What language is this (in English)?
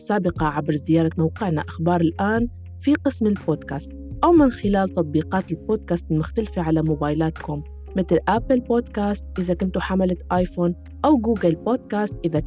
Arabic